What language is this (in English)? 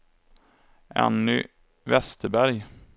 Swedish